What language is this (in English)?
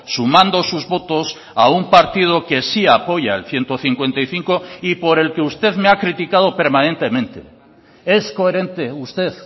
Spanish